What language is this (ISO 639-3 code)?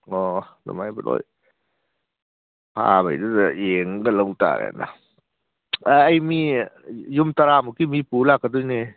mni